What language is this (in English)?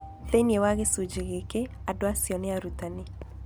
Kikuyu